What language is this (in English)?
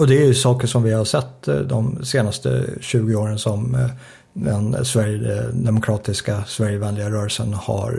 Swedish